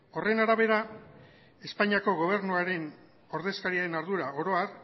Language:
Basque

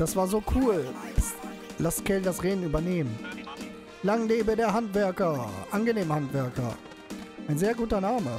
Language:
German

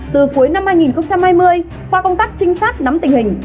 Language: Vietnamese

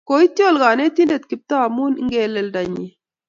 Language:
Kalenjin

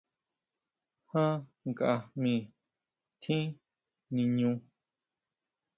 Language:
Huautla Mazatec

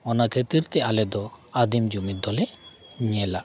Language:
Santali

